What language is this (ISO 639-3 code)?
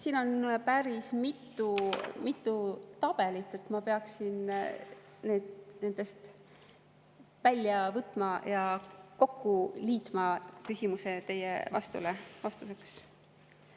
est